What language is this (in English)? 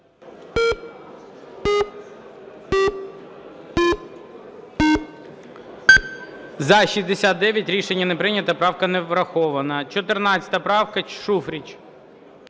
Ukrainian